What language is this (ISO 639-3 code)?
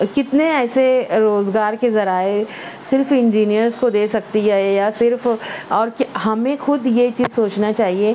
urd